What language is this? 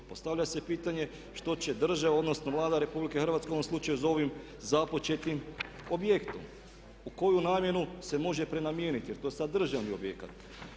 Croatian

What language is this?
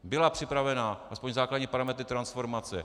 Czech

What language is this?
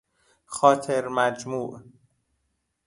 Persian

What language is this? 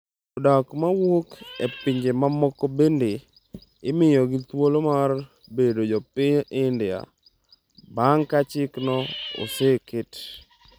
Luo (Kenya and Tanzania)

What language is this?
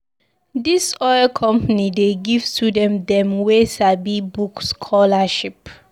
Nigerian Pidgin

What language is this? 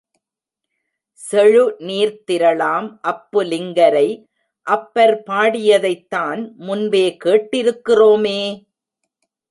Tamil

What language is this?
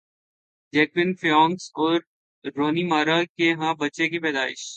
Urdu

